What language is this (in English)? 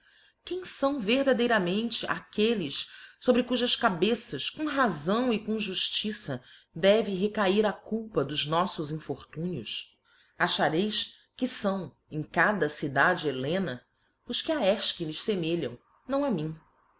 Portuguese